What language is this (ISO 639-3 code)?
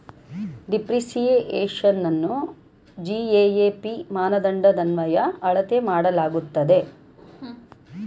kan